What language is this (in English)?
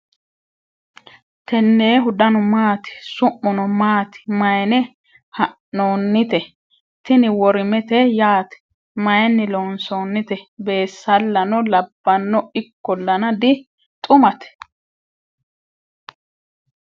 Sidamo